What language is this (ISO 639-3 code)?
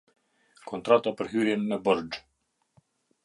sqi